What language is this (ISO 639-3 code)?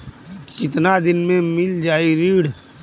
bho